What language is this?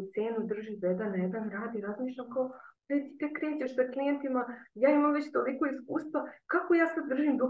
Croatian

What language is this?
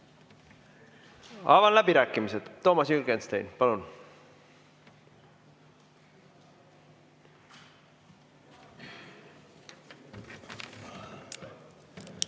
Estonian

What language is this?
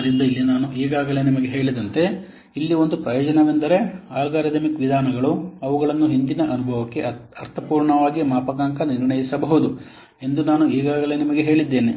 Kannada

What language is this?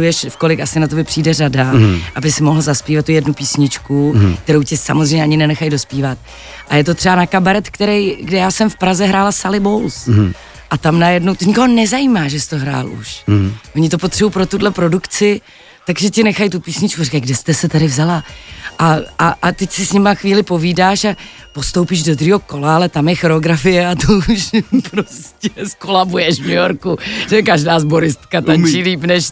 Czech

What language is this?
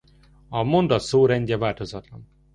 Hungarian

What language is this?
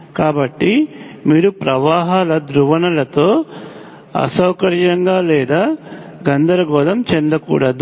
Telugu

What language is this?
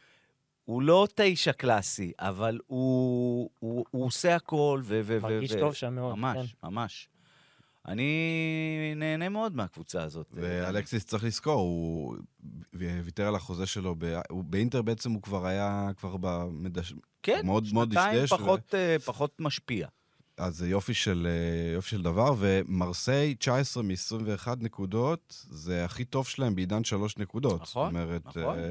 Hebrew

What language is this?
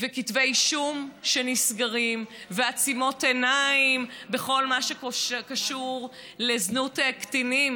Hebrew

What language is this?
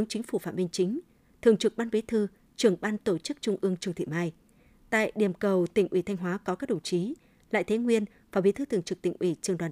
Vietnamese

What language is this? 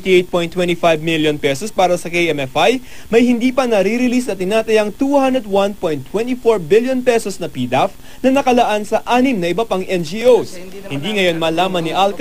Filipino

